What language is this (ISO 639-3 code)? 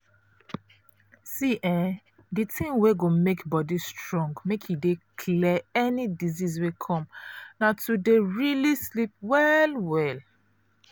pcm